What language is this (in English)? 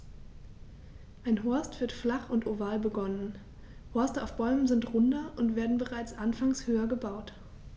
German